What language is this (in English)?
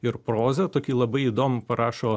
Lithuanian